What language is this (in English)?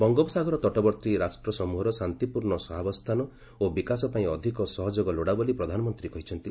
Odia